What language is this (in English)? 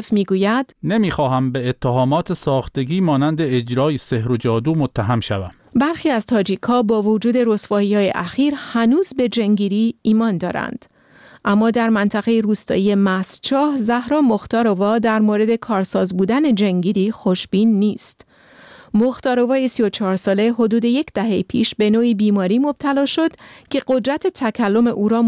Persian